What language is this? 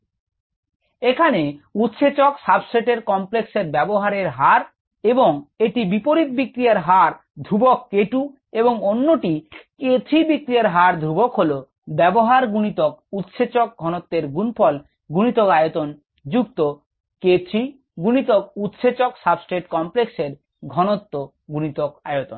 Bangla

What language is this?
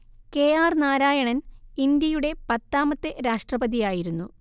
Malayalam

